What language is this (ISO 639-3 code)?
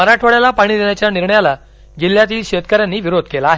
mar